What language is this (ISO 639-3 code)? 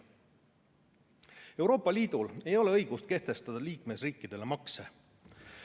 est